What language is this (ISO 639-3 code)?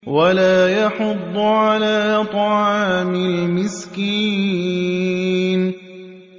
ara